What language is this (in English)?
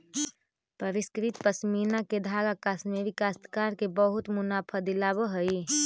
Magahi